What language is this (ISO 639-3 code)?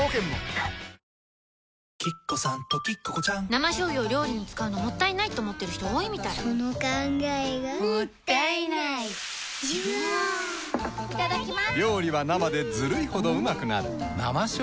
jpn